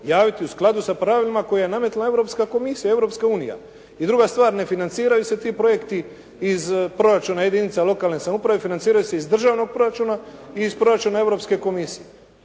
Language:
Croatian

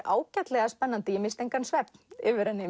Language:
Icelandic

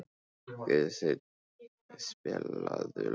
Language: Icelandic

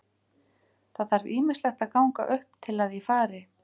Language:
Icelandic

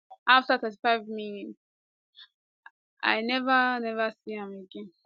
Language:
Nigerian Pidgin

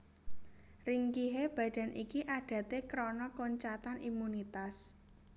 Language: Javanese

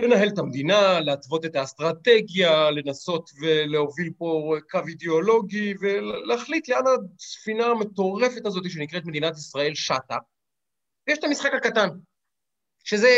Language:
Hebrew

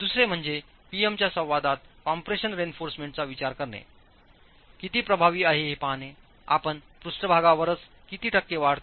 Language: Marathi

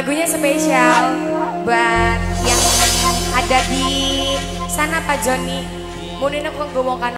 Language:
Indonesian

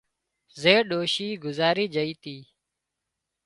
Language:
Wadiyara Koli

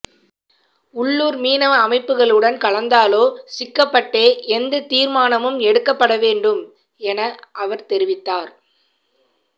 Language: Tamil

